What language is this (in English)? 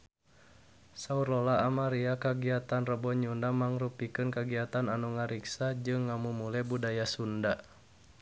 Sundanese